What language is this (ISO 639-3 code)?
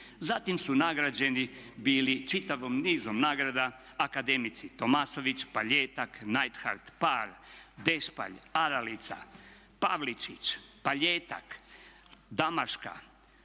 hrv